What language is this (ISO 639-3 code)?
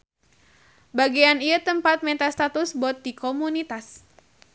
sun